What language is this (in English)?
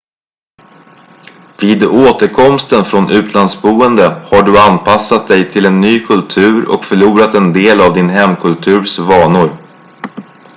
Swedish